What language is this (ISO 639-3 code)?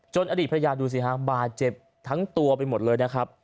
tha